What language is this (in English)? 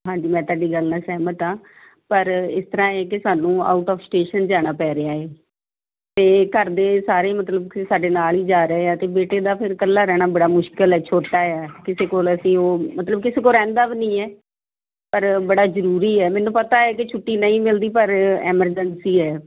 Punjabi